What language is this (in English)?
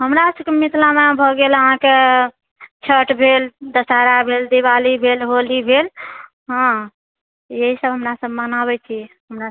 Maithili